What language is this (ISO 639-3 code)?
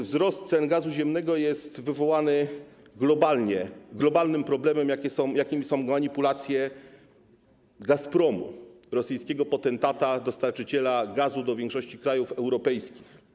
pol